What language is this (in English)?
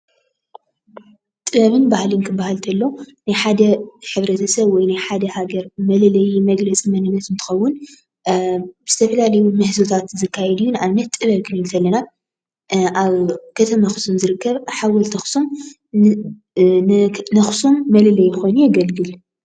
Tigrinya